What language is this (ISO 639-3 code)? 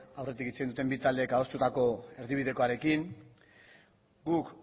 eus